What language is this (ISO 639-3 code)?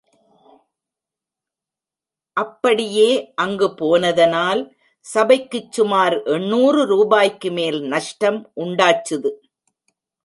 tam